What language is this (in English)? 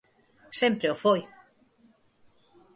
Galician